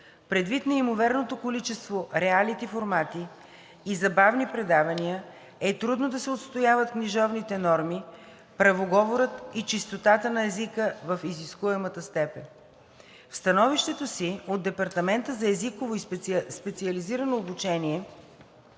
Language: Bulgarian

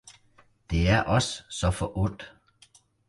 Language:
Danish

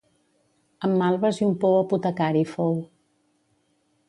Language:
Catalan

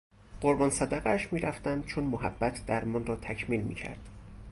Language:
Persian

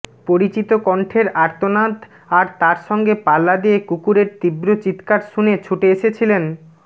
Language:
Bangla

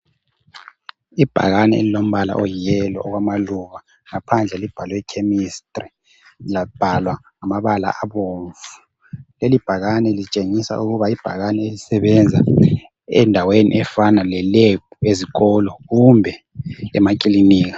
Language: North Ndebele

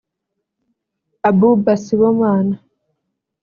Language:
Kinyarwanda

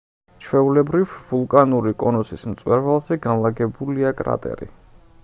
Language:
Georgian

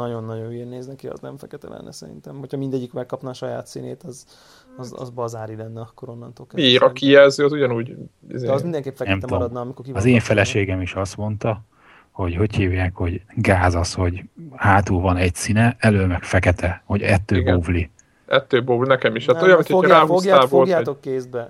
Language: Hungarian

